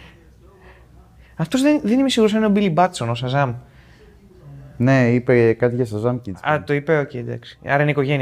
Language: Greek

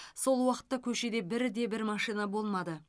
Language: Kazakh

